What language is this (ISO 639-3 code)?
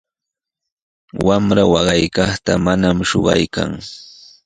qws